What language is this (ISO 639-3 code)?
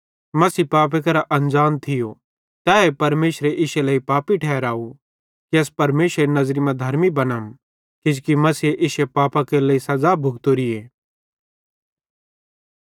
bhd